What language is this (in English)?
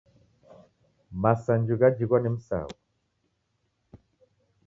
Taita